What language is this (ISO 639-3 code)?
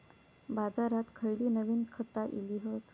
mar